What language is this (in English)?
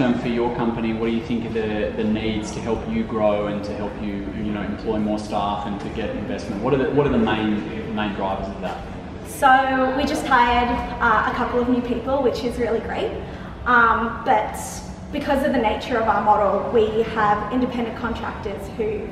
English